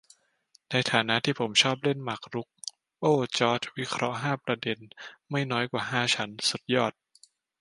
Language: Thai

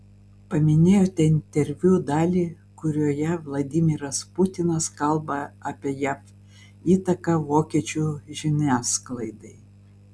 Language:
Lithuanian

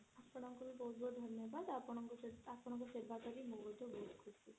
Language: Odia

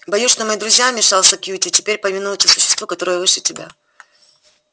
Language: Russian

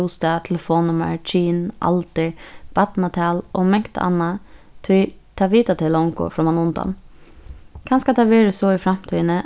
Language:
Faroese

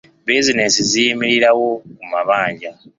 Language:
Ganda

